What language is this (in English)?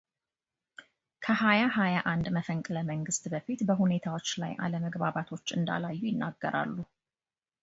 Amharic